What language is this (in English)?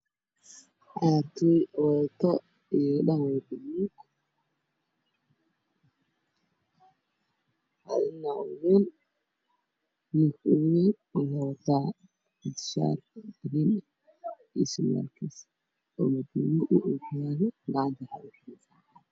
Somali